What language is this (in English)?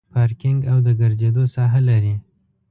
Pashto